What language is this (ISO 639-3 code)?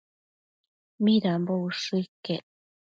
mcf